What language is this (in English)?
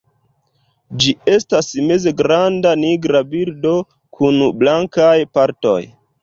Esperanto